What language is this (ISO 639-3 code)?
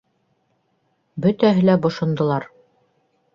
bak